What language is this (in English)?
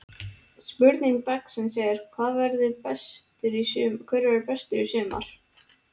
Icelandic